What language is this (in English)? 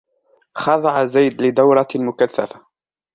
Arabic